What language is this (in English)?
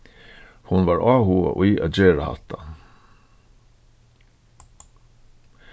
Faroese